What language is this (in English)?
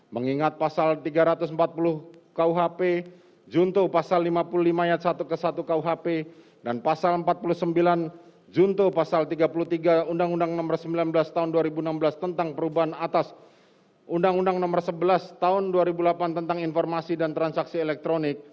Indonesian